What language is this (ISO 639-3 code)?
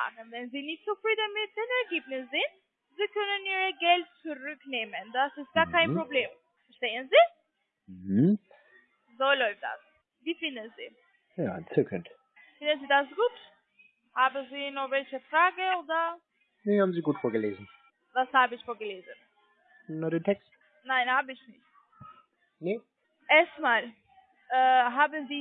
deu